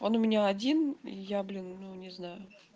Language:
Russian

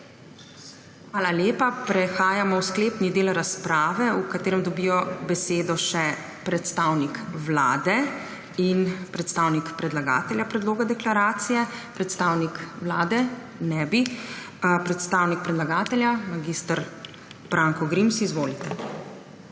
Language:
Slovenian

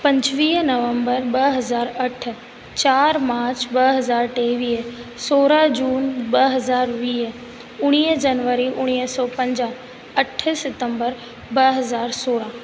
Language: Sindhi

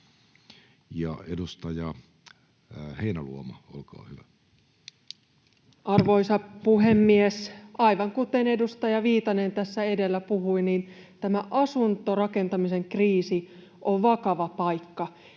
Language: Finnish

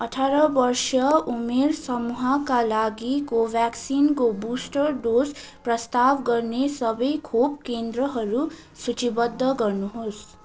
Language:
Nepali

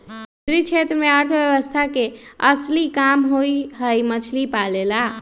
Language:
Magahi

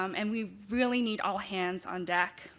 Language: English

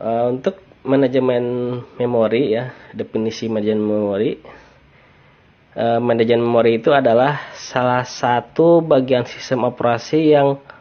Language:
Indonesian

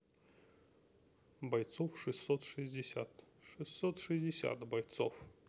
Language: Russian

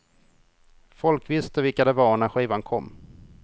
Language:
Swedish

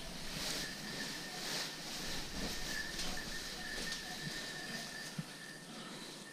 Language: Turkish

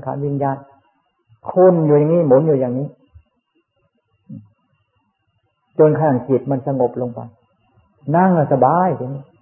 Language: Thai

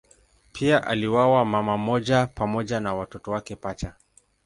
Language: Swahili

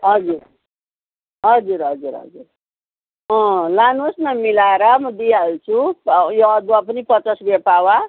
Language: Nepali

